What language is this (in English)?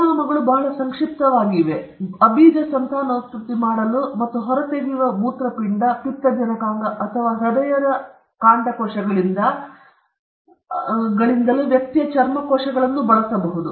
Kannada